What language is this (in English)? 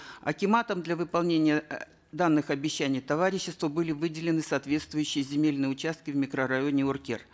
Kazakh